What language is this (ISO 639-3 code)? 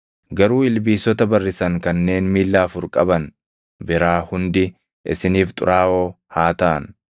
orm